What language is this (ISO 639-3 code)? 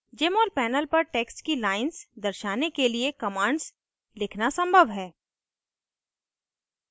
hin